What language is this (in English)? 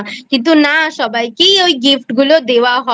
Bangla